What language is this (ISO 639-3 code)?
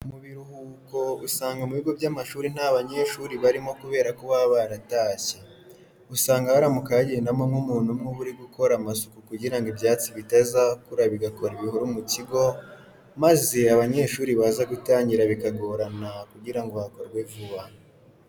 kin